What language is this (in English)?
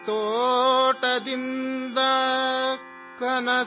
Urdu